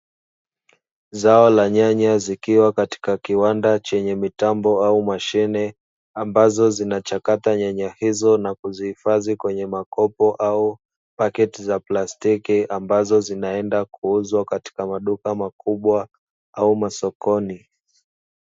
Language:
Swahili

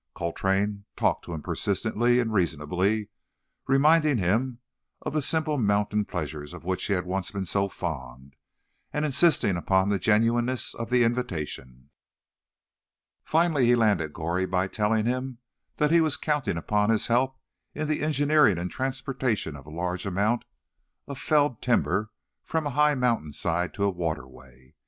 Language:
English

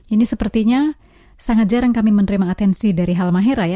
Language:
Indonesian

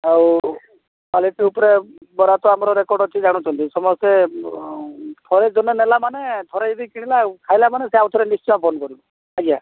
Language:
Odia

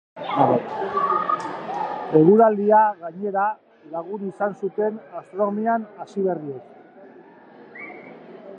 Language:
Basque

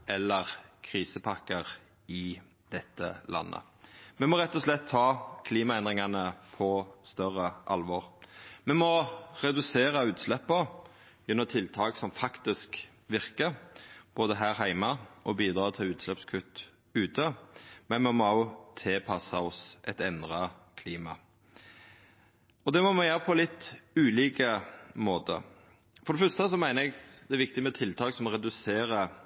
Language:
Norwegian Nynorsk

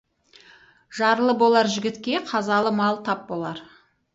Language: Kazakh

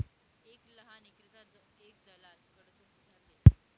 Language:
Marathi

